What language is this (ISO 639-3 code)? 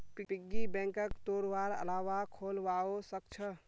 mag